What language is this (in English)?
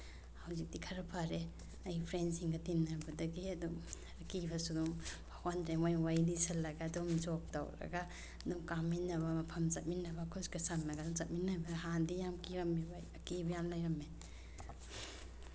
Manipuri